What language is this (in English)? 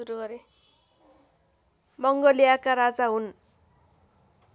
Nepali